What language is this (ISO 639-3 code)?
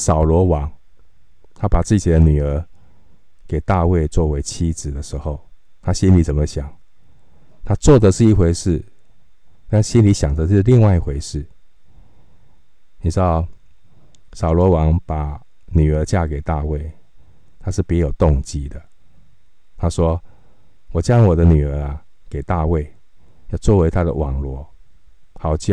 zho